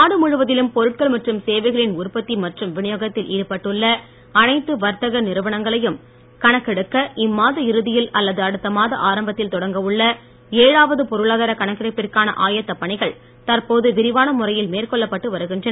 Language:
Tamil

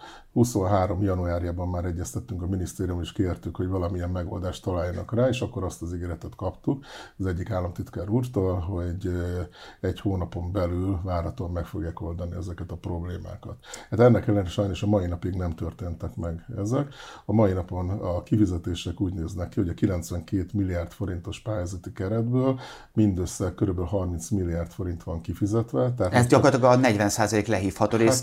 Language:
Hungarian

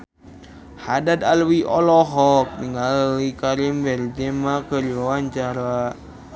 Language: Sundanese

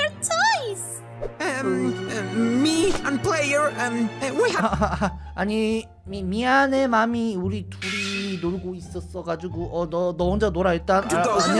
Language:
Korean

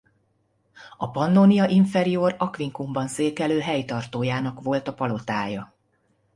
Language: Hungarian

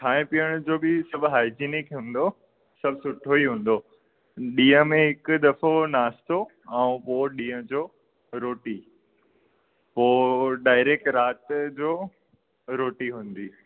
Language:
Sindhi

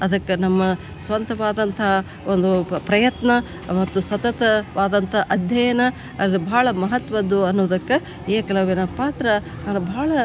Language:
Kannada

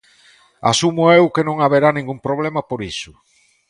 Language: Galician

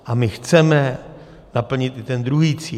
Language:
Czech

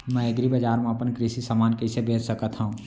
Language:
Chhattisgarhi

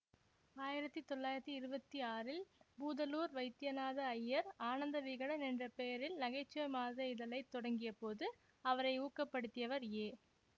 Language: Tamil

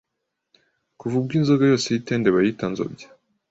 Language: Kinyarwanda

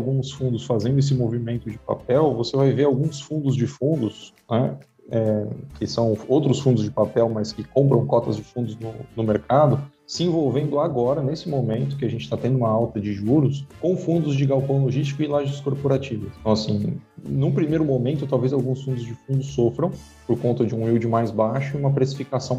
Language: Portuguese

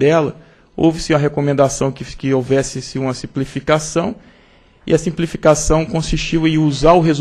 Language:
Portuguese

